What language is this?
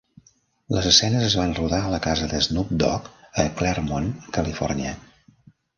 Catalan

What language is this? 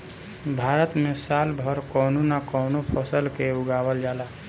Bhojpuri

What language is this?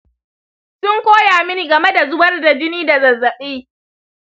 Hausa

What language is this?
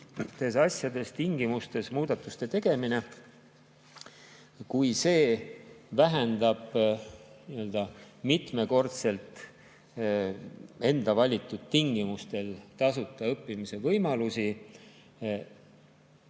Estonian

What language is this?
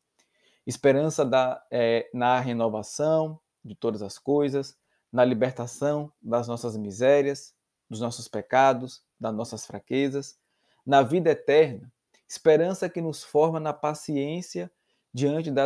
Portuguese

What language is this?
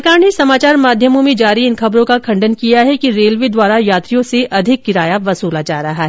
Hindi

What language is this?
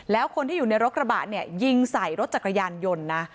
Thai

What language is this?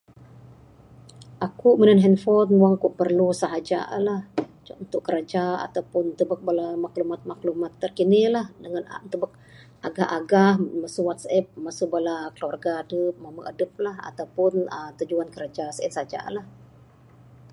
Bukar-Sadung Bidayuh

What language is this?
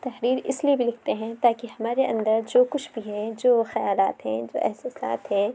Urdu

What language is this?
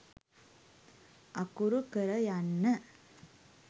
Sinhala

